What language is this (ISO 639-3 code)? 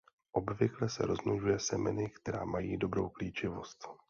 ces